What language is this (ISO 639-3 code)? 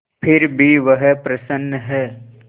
hin